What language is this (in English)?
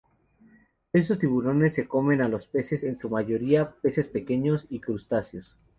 Spanish